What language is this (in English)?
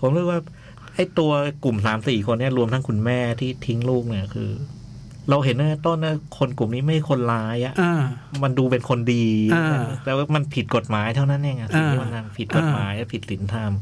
Thai